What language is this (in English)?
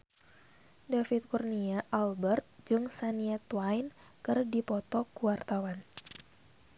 Sundanese